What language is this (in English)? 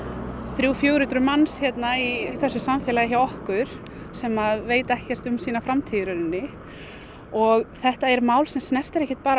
Icelandic